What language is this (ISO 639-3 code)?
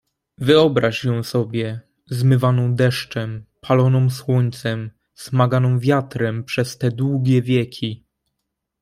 pol